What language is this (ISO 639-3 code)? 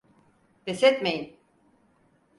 tur